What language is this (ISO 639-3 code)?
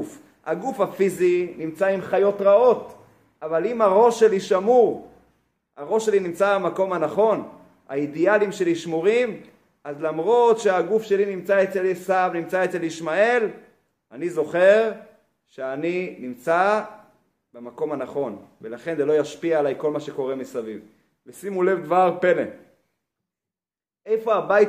heb